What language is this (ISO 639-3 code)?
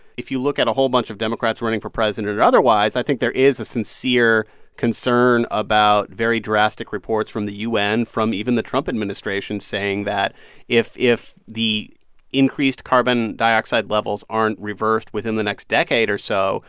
eng